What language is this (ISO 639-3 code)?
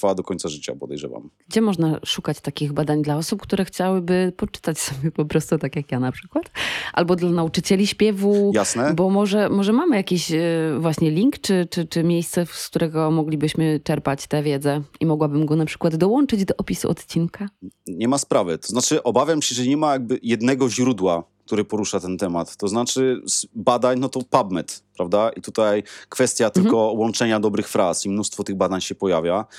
pol